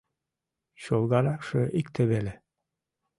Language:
Mari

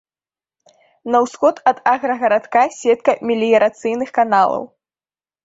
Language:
Belarusian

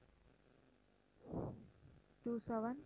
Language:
Tamil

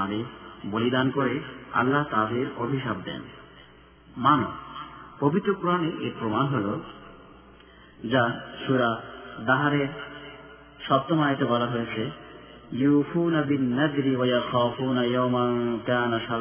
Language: Bangla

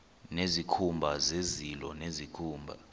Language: Xhosa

